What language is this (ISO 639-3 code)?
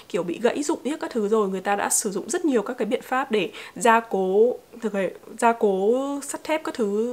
vie